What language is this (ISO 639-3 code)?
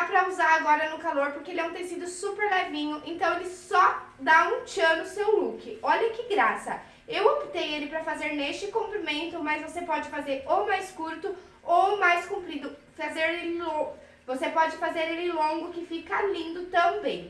por